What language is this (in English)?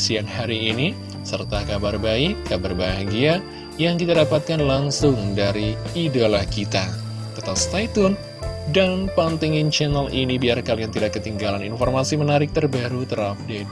Indonesian